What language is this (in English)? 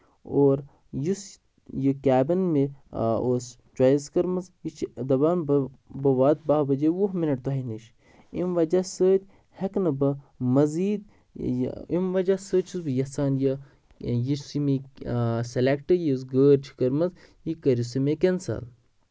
Kashmiri